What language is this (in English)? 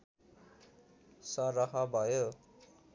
Nepali